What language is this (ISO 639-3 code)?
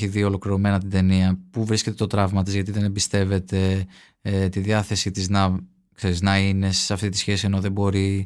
ell